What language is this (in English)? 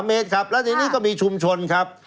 Thai